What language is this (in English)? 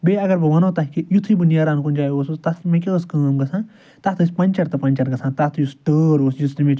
Kashmiri